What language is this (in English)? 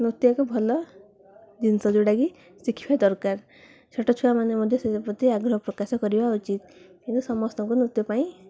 Odia